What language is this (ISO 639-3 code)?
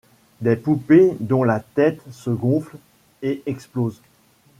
fra